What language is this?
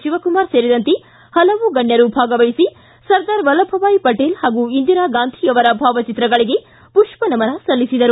Kannada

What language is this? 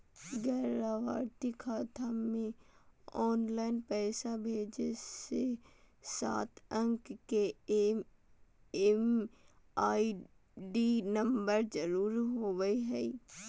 Magahi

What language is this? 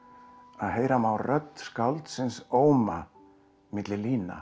Icelandic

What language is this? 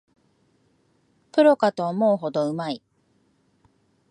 Japanese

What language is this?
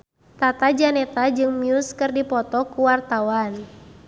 Sundanese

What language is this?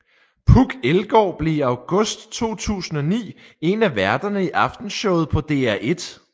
Danish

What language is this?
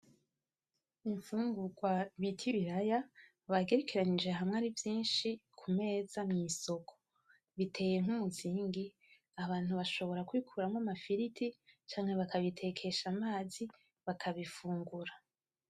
Rundi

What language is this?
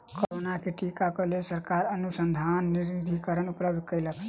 Maithili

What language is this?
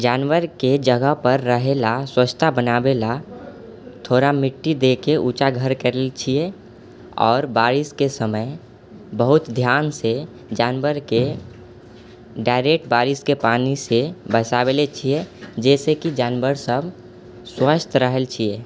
Maithili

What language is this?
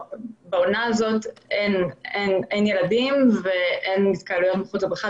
Hebrew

